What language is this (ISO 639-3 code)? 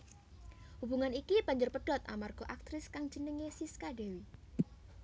jav